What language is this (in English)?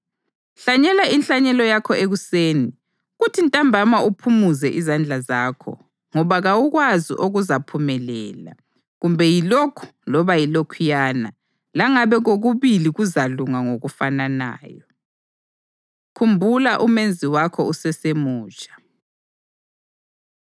North Ndebele